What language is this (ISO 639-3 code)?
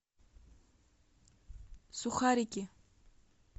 rus